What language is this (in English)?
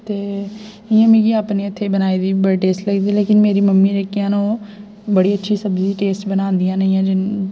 Dogri